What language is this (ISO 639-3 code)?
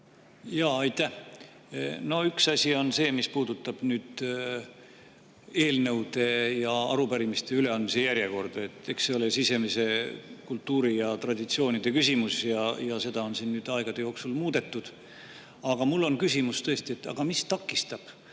est